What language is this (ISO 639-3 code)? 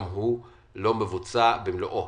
heb